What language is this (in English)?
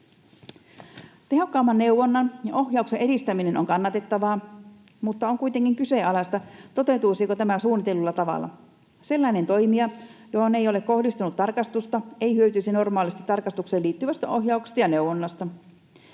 Finnish